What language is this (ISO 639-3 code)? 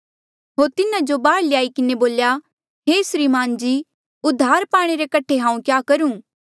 mjl